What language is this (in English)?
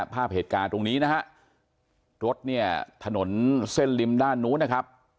Thai